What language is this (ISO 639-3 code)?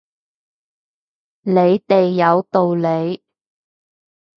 yue